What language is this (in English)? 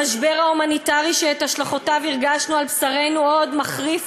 Hebrew